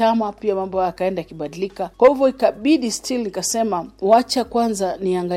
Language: Swahili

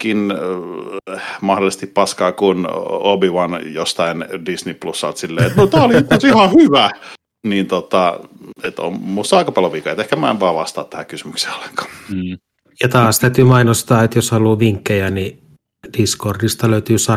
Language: Finnish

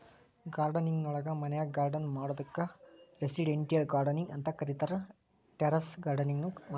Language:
Kannada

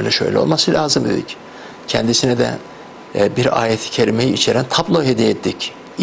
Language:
Turkish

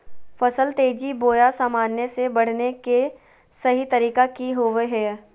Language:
Magahi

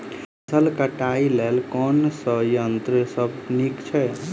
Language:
Maithili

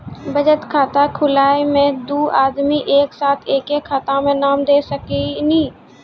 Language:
Maithili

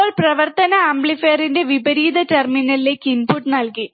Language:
Malayalam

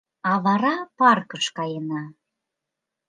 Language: Mari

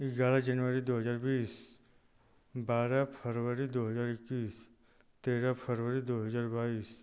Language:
Hindi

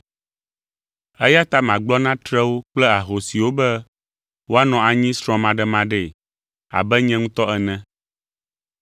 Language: Ewe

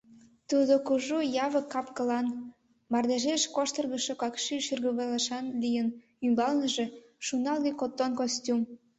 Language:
Mari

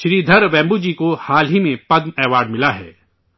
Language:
Urdu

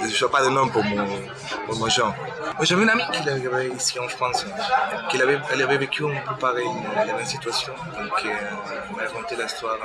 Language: French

